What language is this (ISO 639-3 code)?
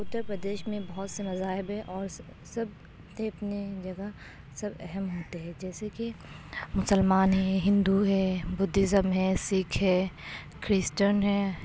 urd